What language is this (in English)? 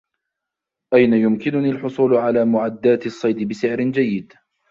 Arabic